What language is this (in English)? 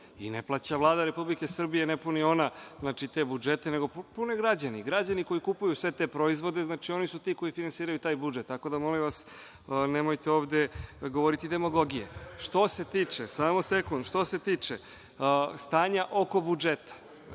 Serbian